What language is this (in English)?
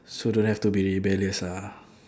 English